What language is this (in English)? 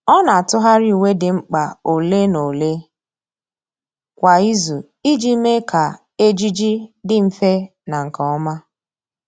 Igbo